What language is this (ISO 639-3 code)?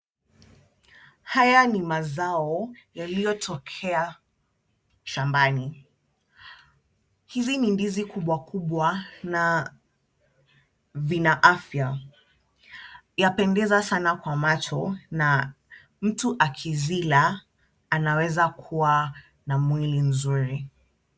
swa